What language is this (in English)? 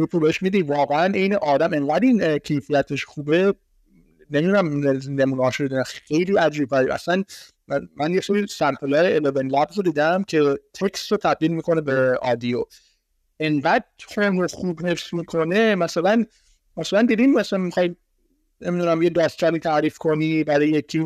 Persian